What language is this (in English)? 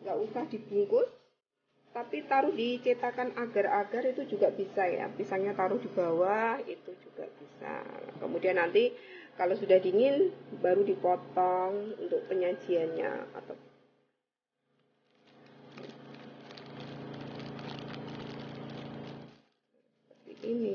Indonesian